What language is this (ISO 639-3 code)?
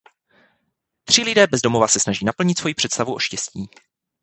ces